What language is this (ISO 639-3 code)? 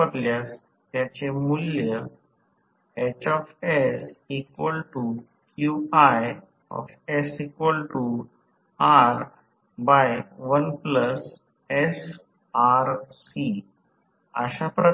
mar